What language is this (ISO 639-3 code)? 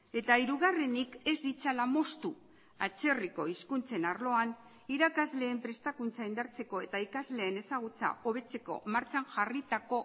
eus